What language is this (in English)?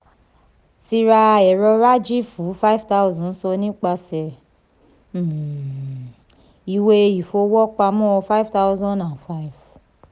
Yoruba